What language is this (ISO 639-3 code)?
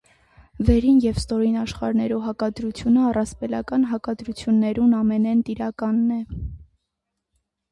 hye